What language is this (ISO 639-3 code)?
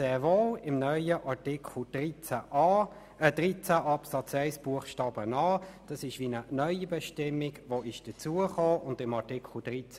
gsw